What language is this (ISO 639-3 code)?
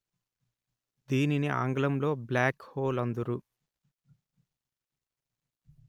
tel